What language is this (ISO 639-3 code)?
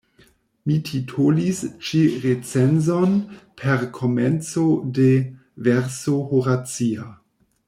epo